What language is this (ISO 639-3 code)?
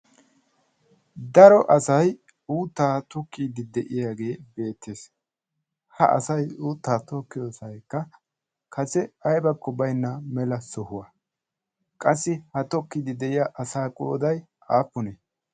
wal